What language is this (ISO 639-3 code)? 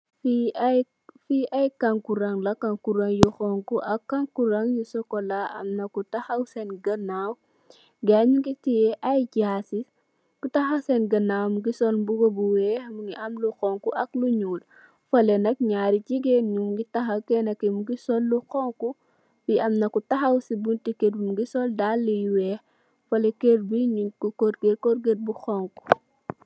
wol